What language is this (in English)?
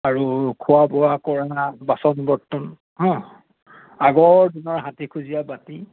Assamese